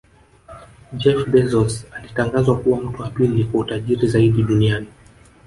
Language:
Swahili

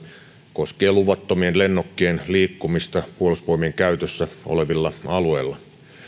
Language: Finnish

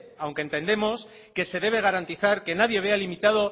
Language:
Spanish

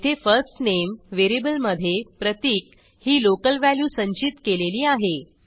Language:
Marathi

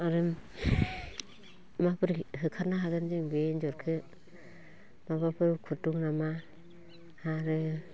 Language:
Bodo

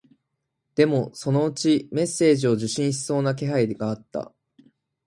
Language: Japanese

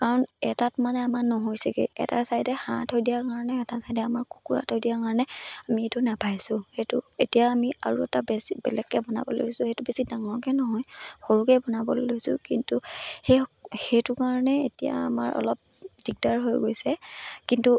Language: Assamese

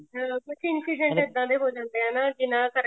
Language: Punjabi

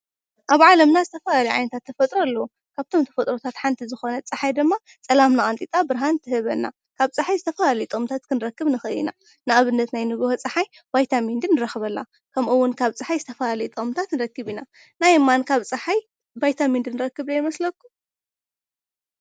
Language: Tigrinya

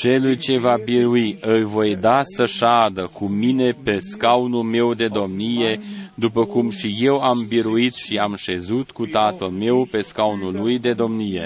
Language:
Romanian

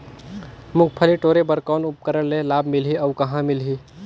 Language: Chhattisgarhi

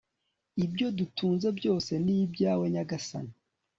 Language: Kinyarwanda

